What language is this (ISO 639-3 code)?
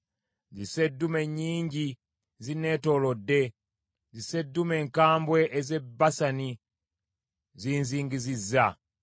lug